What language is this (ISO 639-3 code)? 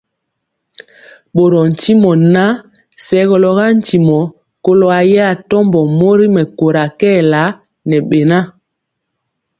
mcx